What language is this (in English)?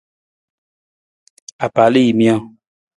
Nawdm